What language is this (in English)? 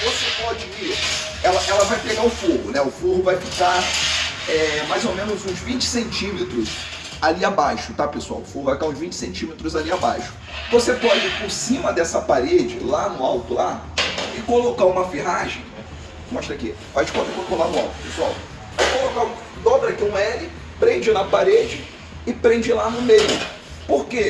Portuguese